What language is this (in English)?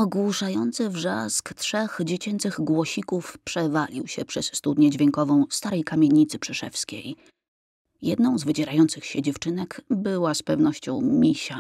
Polish